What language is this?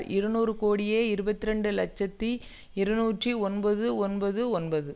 Tamil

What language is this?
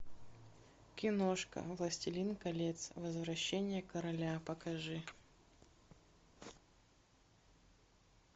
Russian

